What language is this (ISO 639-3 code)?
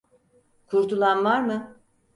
tur